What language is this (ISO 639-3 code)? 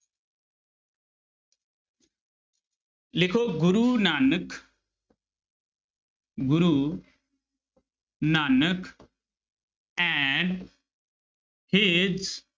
pan